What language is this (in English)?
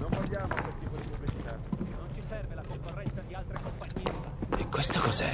Italian